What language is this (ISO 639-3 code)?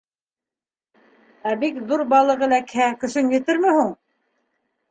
bak